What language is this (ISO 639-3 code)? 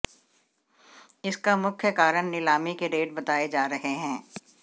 hin